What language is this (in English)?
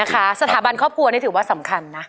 Thai